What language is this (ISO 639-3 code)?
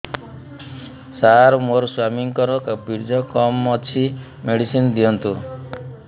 ori